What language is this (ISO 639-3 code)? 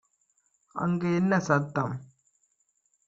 tam